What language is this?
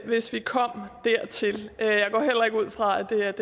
Danish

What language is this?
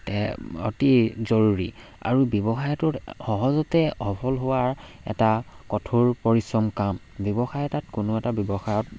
Assamese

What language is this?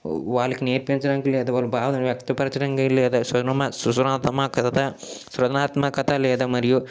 Telugu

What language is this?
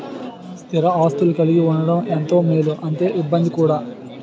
Telugu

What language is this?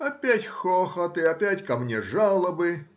Russian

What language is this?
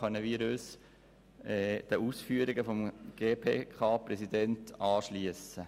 Swiss German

